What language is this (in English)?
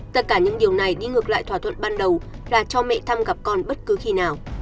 Vietnamese